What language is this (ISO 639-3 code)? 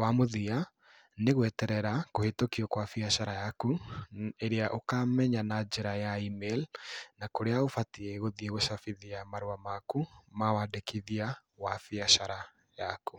kik